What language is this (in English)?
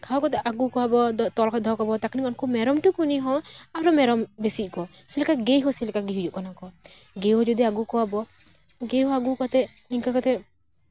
Santali